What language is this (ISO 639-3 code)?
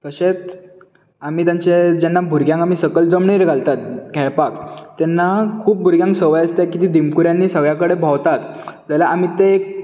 kok